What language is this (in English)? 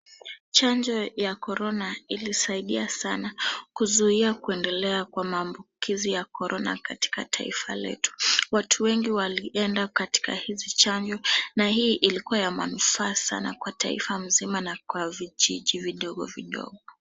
Swahili